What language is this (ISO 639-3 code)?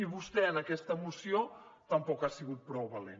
cat